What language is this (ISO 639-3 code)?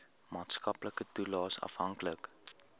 afr